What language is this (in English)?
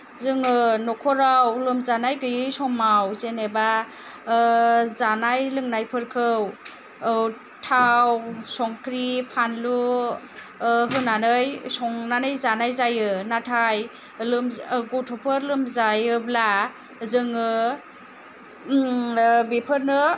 Bodo